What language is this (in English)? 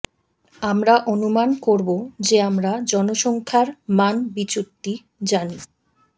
Bangla